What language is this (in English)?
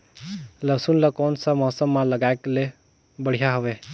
Chhattisgarhi